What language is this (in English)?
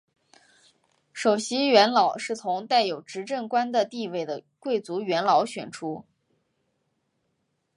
Chinese